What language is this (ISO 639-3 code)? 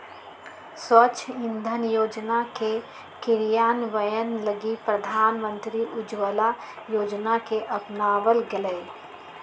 mag